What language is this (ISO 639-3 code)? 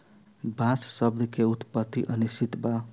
bho